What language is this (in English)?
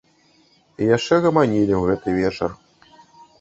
Belarusian